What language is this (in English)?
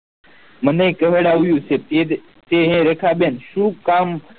Gujarati